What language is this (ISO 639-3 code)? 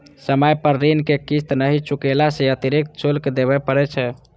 mai